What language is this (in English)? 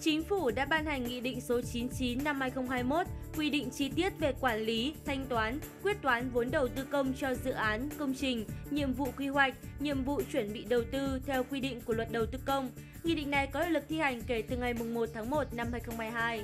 Vietnamese